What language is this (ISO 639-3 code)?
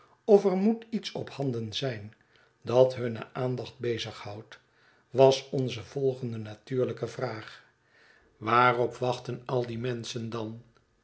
nld